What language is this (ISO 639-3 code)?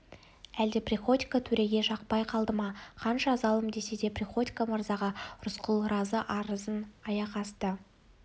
kaz